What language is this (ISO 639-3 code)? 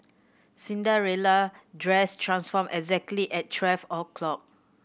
eng